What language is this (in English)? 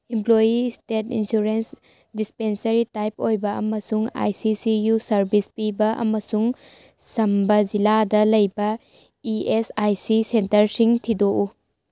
Manipuri